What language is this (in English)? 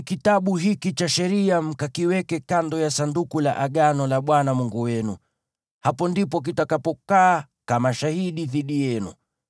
Swahili